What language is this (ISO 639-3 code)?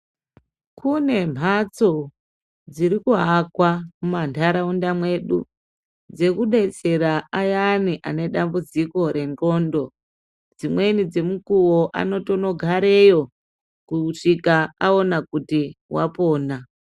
ndc